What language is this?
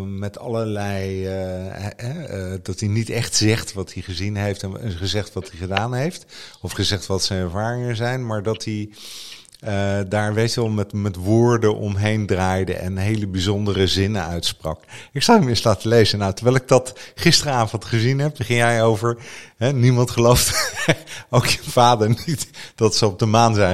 Dutch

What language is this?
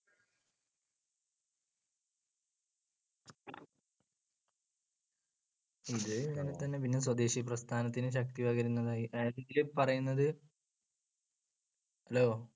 Malayalam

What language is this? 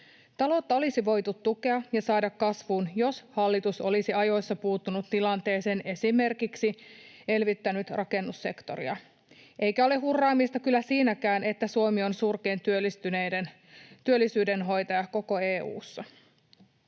Finnish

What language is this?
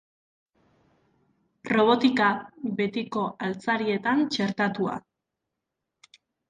Basque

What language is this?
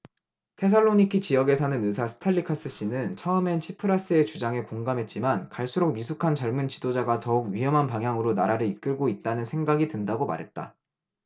Korean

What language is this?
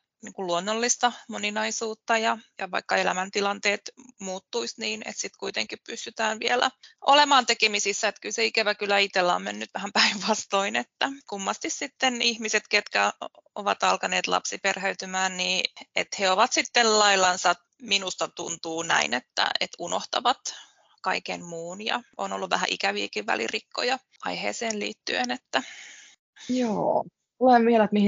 Finnish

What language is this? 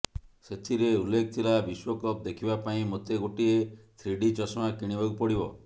Odia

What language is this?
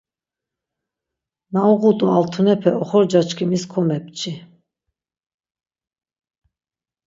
Laz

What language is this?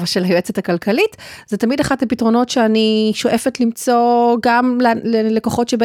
Hebrew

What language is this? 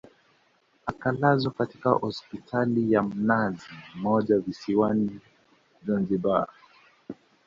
Swahili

